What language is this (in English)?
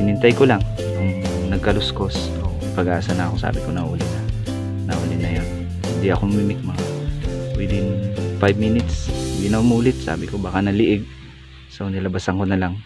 Filipino